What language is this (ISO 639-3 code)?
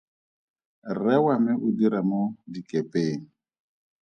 tsn